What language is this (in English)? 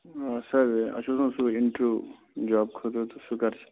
Kashmiri